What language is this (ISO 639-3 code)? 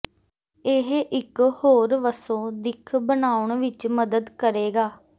pan